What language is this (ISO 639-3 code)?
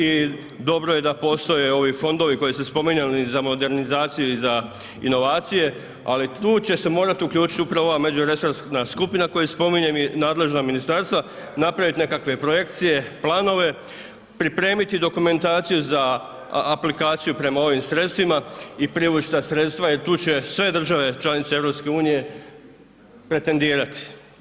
hrv